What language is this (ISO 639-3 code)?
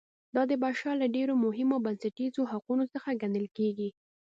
pus